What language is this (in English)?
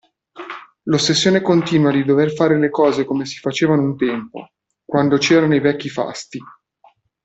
Italian